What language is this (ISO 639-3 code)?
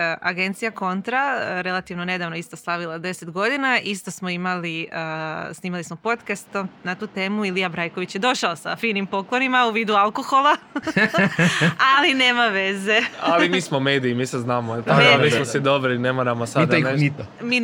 hrv